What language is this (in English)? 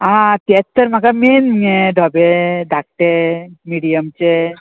Konkani